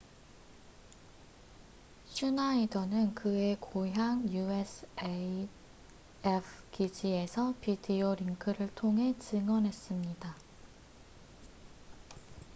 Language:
Korean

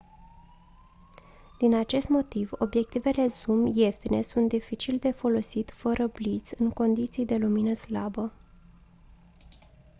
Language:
Romanian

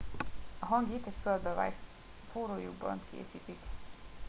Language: Hungarian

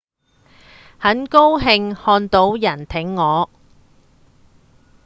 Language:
Cantonese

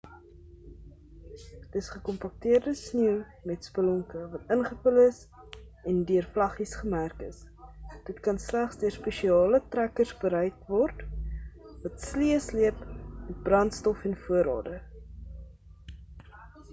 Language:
Afrikaans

